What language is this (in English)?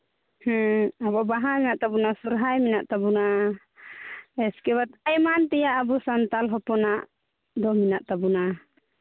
Santali